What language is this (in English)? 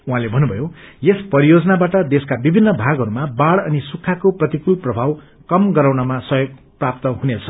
Nepali